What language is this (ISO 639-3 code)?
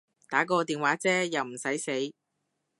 yue